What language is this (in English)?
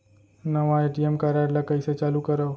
Chhattisgarhi